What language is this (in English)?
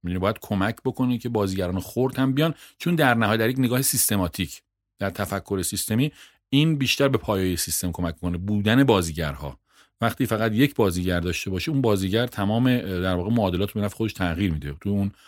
Persian